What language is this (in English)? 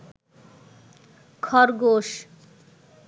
Bangla